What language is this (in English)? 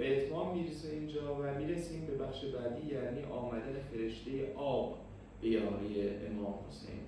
Persian